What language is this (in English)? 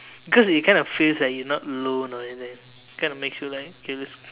English